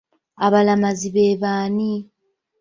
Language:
Ganda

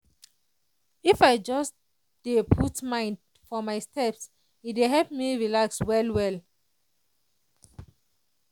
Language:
Nigerian Pidgin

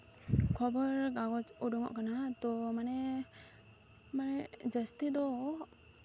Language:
Santali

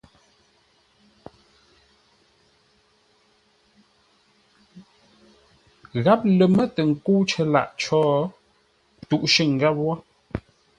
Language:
Ngombale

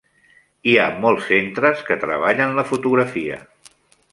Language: Catalan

